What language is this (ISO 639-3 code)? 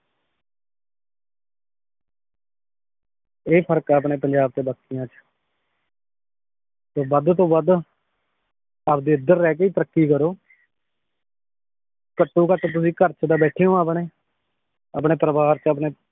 pan